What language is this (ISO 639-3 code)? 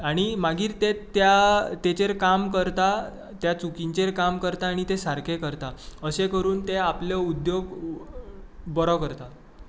kok